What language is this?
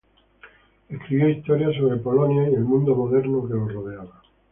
Spanish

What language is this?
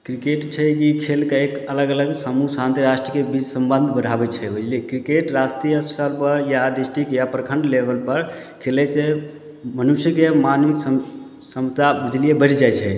Maithili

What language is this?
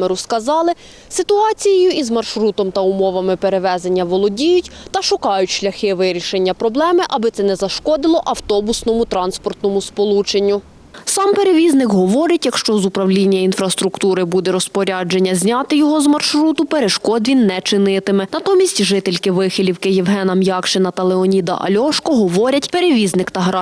Ukrainian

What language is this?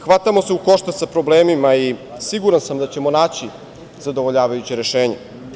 Serbian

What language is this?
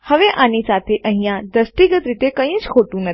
Gujarati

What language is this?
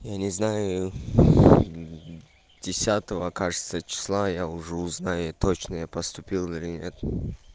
Russian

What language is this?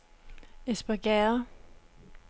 Danish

